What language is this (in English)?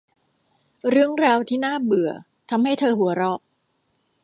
Thai